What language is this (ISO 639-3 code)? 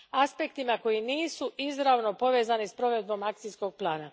hrv